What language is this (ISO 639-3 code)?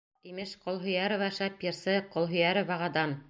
bak